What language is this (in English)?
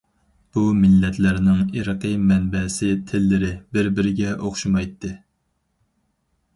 Uyghur